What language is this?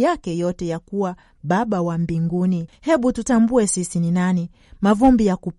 Swahili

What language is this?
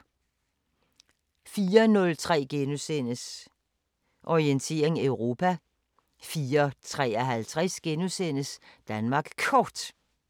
Danish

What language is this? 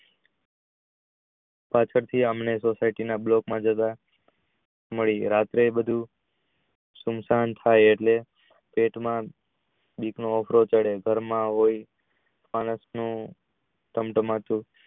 Gujarati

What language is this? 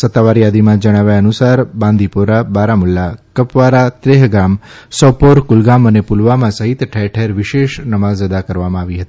Gujarati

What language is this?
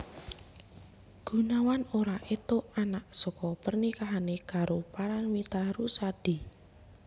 Javanese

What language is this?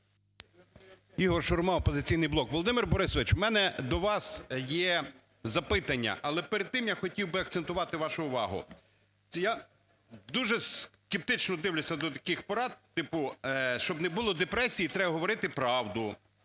Ukrainian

